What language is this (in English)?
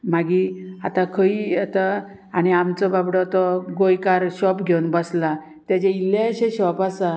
Konkani